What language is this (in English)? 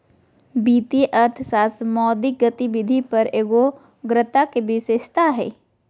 Magahi